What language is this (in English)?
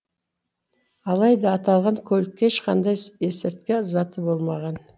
Kazakh